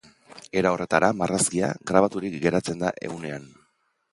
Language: Basque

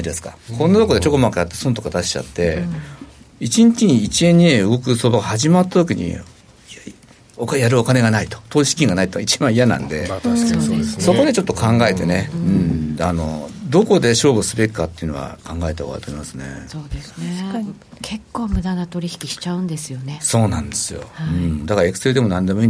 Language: Japanese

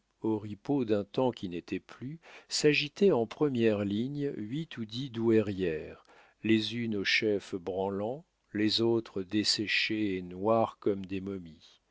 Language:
French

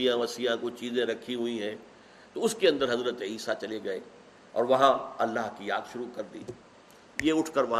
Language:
Urdu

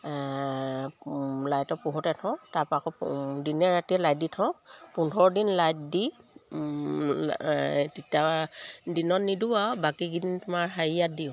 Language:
Assamese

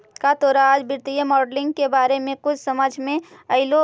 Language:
Magahi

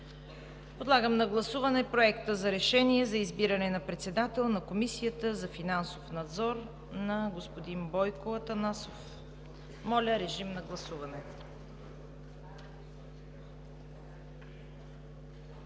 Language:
Bulgarian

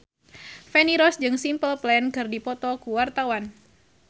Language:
Sundanese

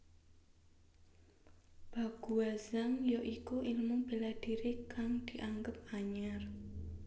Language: Javanese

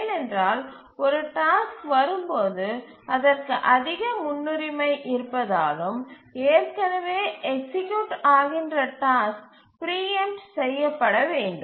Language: Tamil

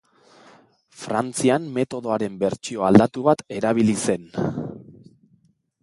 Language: Basque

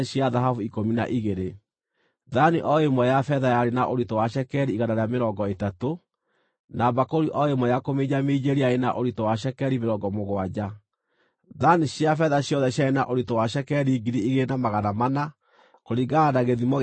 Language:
Kikuyu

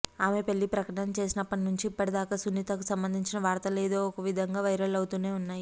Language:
Telugu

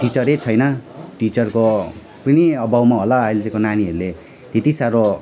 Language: Nepali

